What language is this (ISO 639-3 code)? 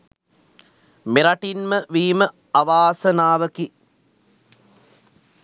sin